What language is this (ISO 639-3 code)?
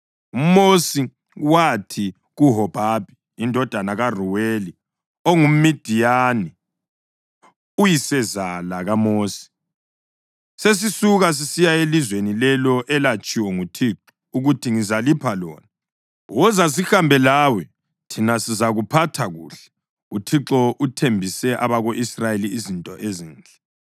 nde